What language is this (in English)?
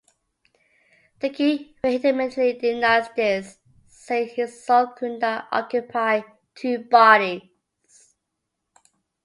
English